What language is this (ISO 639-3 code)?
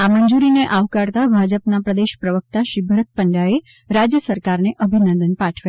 guj